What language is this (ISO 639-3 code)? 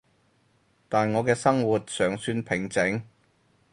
yue